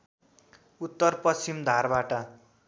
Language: Nepali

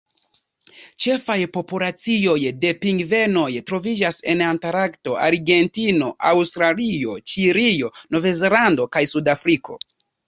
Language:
Esperanto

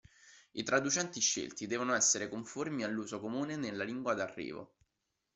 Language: Italian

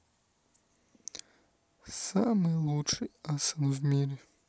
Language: Russian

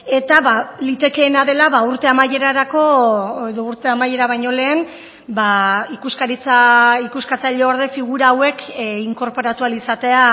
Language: Basque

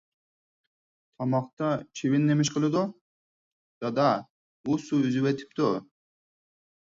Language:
Uyghur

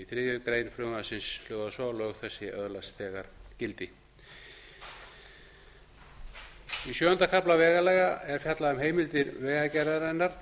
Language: Icelandic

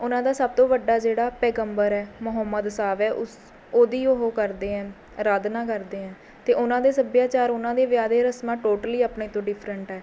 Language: Punjabi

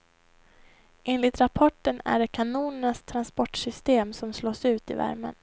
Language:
Swedish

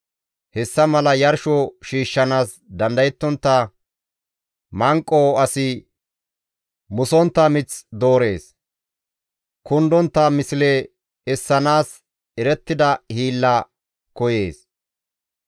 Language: Gamo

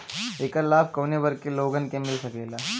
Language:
Bhojpuri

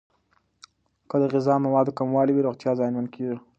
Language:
Pashto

